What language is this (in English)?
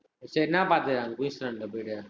Tamil